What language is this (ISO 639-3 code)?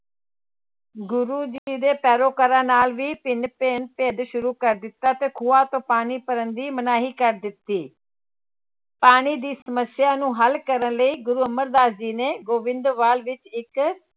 pan